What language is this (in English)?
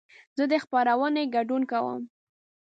Pashto